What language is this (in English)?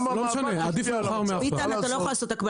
Hebrew